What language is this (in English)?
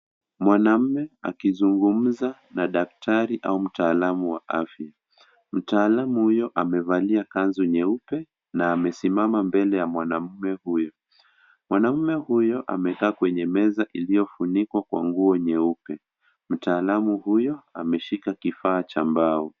Swahili